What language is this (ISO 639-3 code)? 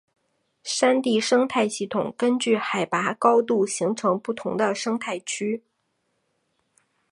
zho